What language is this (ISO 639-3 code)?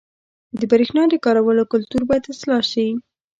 pus